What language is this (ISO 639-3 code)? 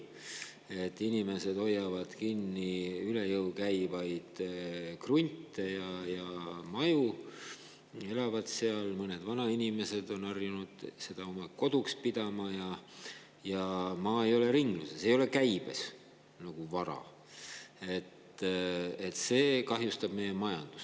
est